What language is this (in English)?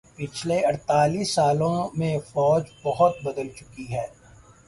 Urdu